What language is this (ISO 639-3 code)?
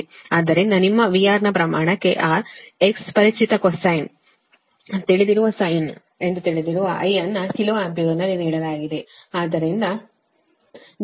kan